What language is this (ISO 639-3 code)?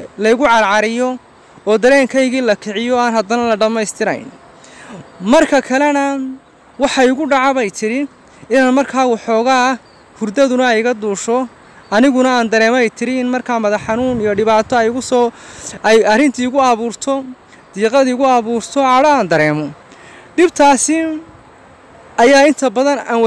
ara